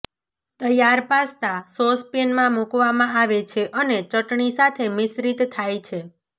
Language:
Gujarati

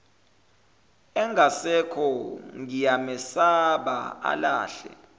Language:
Zulu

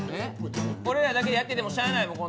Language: Japanese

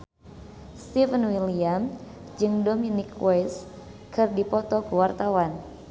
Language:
Sundanese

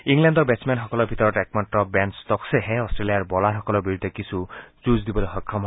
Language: Assamese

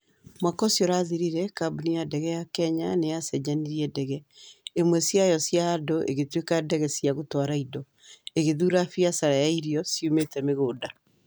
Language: Kikuyu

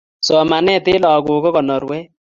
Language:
Kalenjin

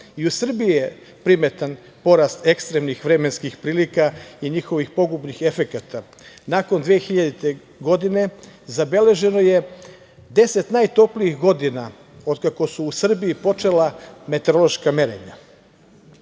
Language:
Serbian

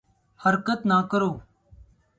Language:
Urdu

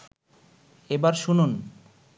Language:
Bangla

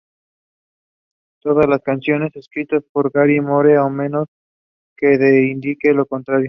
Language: Spanish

